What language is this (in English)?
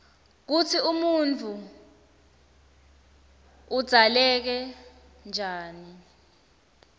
Swati